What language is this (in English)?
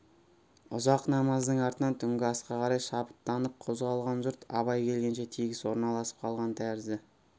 Kazakh